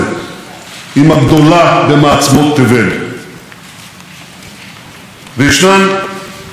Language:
Hebrew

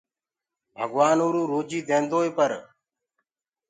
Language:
Gurgula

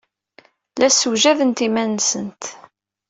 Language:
Kabyle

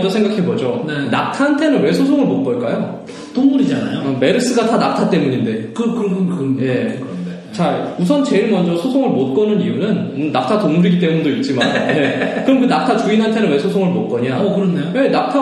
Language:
Korean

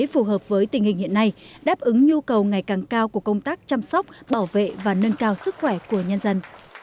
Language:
Vietnamese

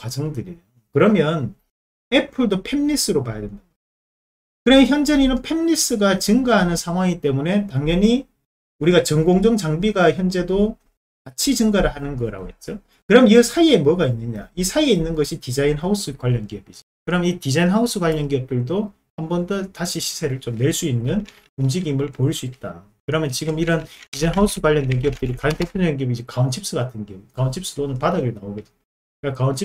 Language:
Korean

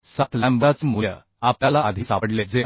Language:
Marathi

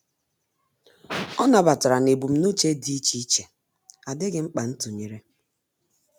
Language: Igbo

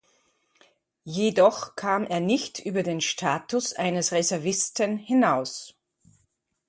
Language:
German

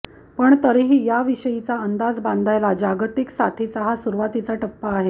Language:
Marathi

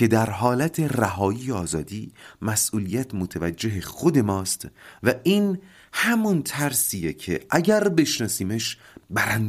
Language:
Persian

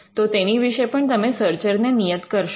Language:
Gujarati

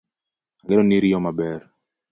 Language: Luo (Kenya and Tanzania)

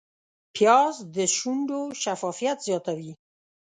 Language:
Pashto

